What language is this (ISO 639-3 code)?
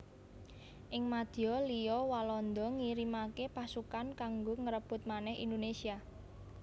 jav